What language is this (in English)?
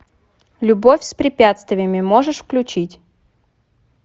Russian